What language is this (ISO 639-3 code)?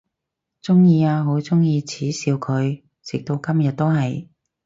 yue